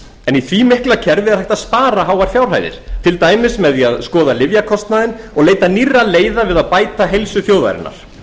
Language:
Icelandic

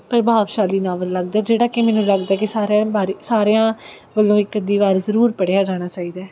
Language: Punjabi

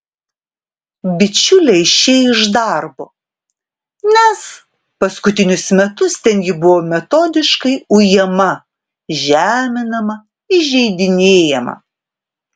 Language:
Lithuanian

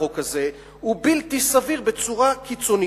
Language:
Hebrew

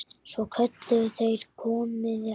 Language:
Icelandic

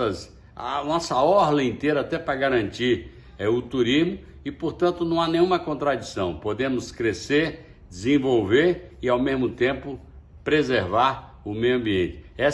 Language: Portuguese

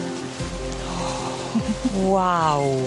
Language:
Welsh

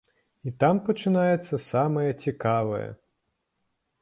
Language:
Belarusian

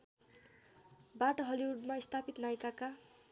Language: Nepali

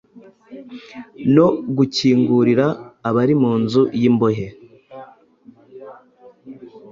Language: Kinyarwanda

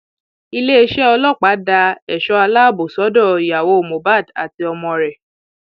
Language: Yoruba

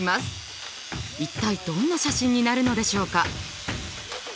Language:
Japanese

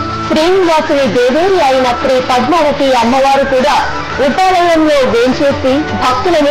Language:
Telugu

